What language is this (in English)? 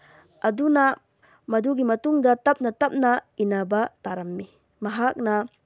Manipuri